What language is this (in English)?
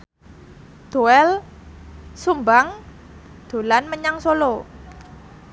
Javanese